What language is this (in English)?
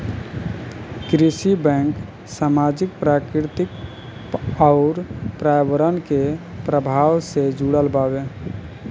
Bhojpuri